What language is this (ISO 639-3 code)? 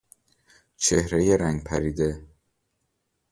fas